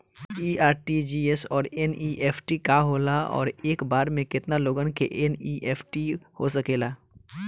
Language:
Bhojpuri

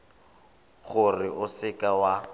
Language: Tswana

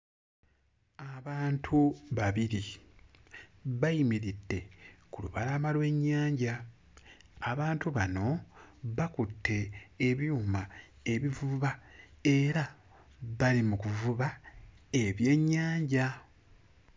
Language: Ganda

